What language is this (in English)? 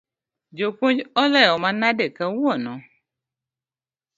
Luo (Kenya and Tanzania)